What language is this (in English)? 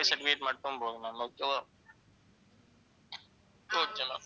Tamil